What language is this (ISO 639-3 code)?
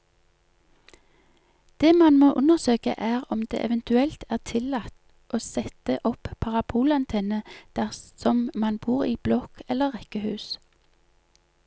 nor